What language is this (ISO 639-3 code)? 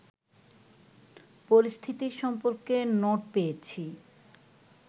ben